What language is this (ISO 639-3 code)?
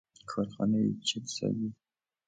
fas